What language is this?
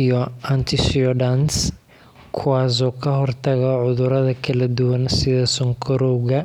Somali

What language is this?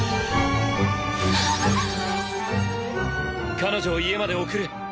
Japanese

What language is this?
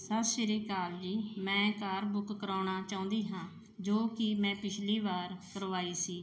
Punjabi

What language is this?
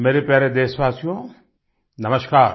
Hindi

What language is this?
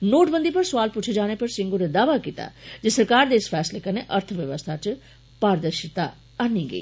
Dogri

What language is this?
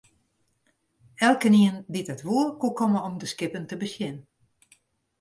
Western Frisian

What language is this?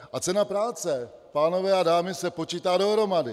Czech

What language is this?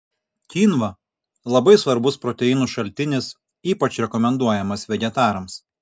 Lithuanian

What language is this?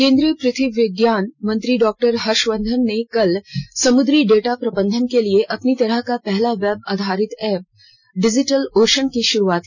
Hindi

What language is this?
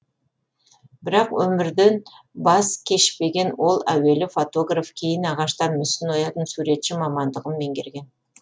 Kazakh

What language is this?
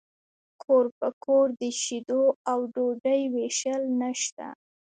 Pashto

